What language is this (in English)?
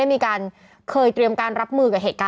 Thai